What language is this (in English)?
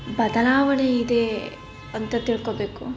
Kannada